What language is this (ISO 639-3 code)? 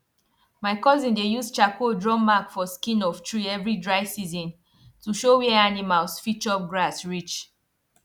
pcm